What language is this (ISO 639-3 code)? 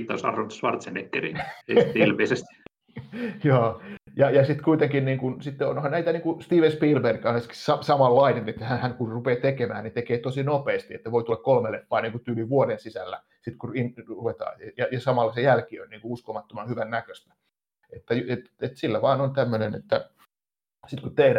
fin